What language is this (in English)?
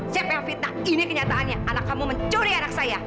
Indonesian